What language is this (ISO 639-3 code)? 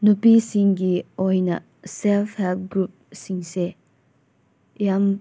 mni